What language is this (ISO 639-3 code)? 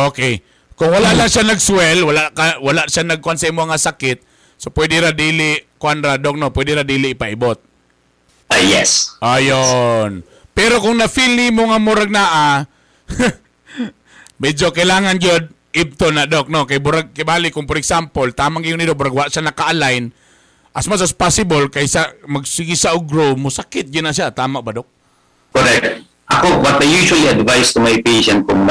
fil